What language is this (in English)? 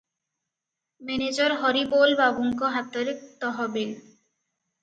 Odia